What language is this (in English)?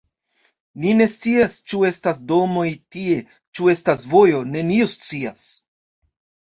Esperanto